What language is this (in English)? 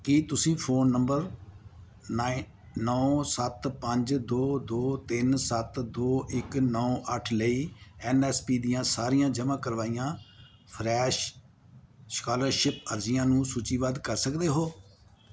Punjabi